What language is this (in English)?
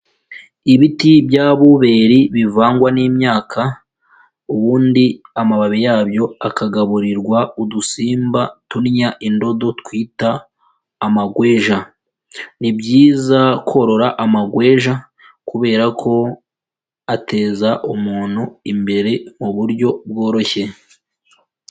Kinyarwanda